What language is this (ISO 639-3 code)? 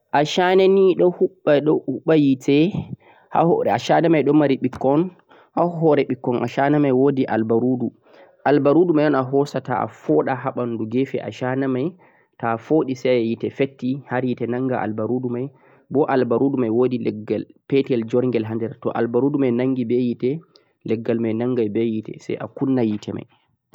fuq